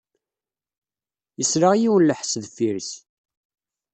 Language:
Kabyle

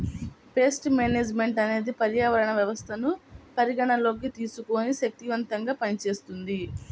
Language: Telugu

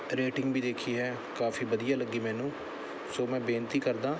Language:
Punjabi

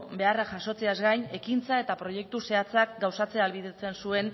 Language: Basque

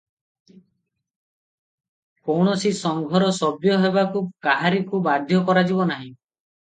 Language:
Odia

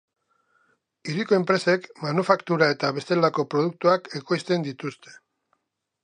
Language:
Basque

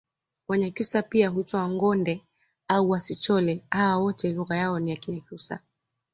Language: Swahili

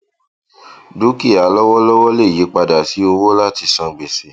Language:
Yoruba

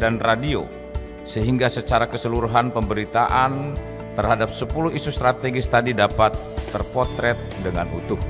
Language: Indonesian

